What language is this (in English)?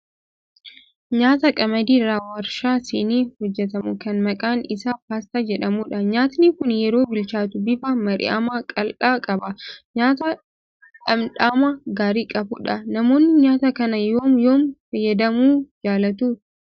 Oromo